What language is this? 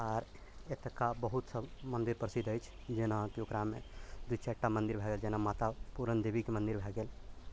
Maithili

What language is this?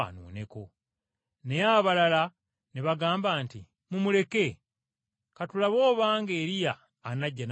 Ganda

